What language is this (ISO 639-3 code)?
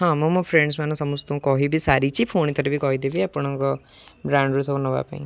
ori